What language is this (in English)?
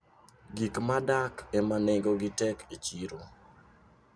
Luo (Kenya and Tanzania)